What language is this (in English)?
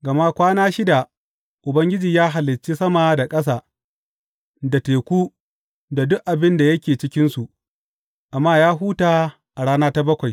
Hausa